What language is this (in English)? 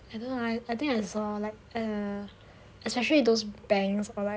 English